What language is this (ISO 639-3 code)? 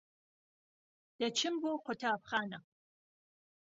ckb